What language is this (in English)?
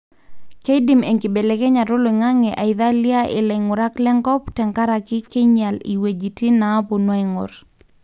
Masai